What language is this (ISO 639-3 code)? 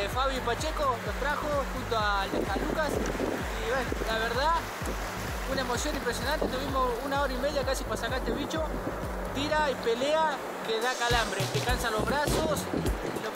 spa